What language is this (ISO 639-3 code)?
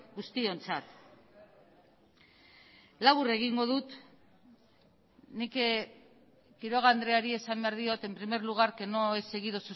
eus